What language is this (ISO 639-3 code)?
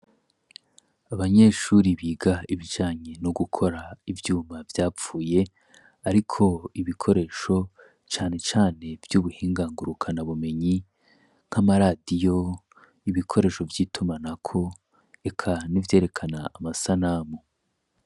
run